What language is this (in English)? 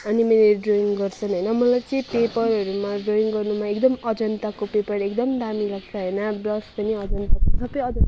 Nepali